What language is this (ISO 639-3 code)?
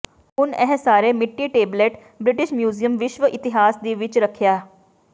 pan